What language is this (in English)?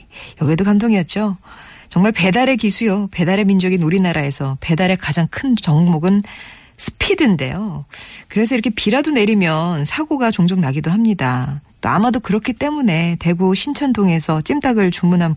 Korean